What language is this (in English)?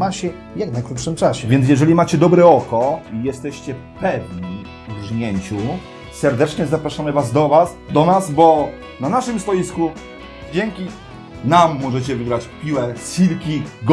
Polish